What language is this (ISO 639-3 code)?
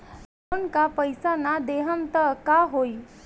bho